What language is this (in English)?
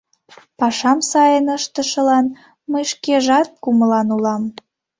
Mari